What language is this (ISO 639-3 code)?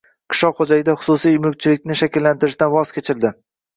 uzb